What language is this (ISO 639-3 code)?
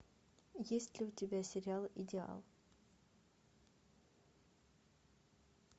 rus